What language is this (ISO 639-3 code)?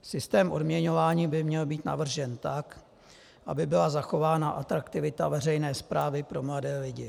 ces